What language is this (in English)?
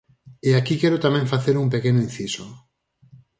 Galician